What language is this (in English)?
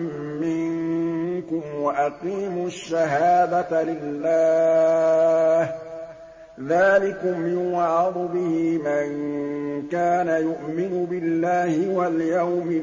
Arabic